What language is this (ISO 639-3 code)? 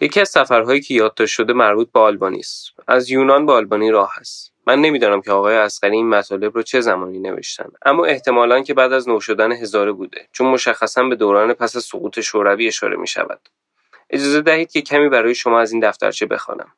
fas